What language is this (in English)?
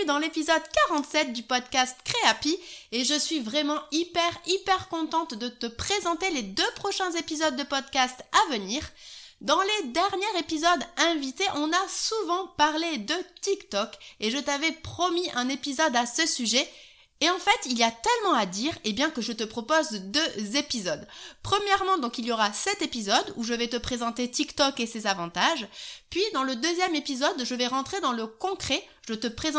French